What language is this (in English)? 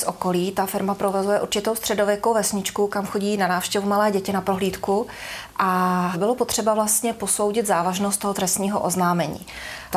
Czech